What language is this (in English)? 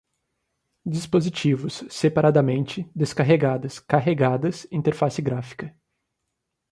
Portuguese